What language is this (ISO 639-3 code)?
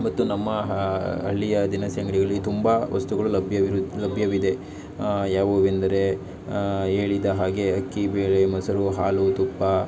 kan